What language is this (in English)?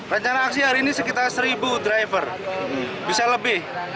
Indonesian